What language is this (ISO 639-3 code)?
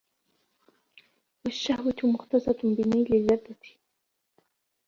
ara